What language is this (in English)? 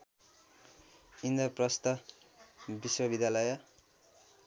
Nepali